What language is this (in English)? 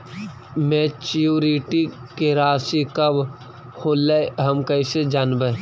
Magahi